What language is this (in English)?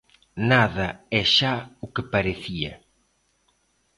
Galician